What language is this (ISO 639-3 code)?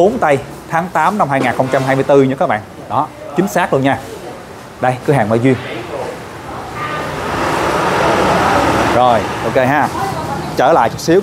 vie